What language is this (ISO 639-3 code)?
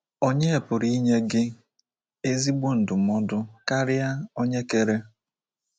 ibo